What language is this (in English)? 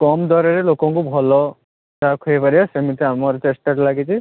Odia